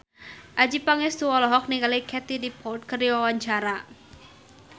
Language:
Sundanese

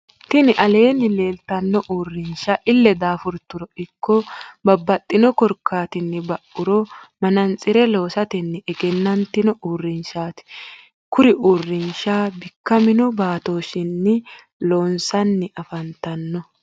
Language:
Sidamo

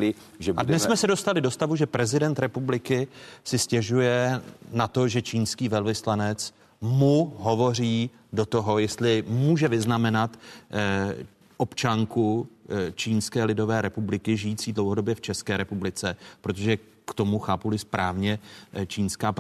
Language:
Czech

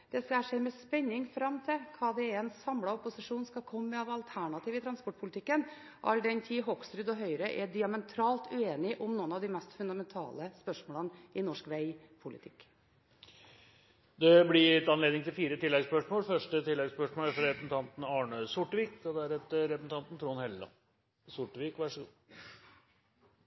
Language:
Norwegian Bokmål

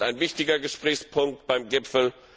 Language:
German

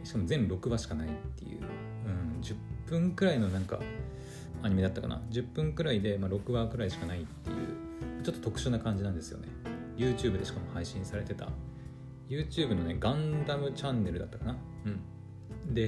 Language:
Japanese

